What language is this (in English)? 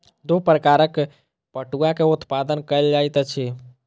Maithili